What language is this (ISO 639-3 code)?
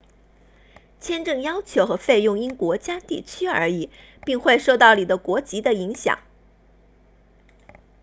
zho